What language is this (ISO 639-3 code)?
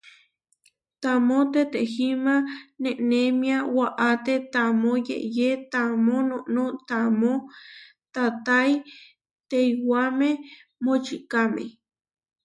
var